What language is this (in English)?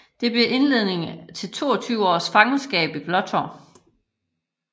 Danish